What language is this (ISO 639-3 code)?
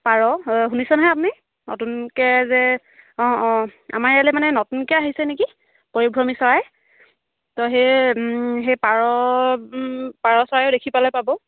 asm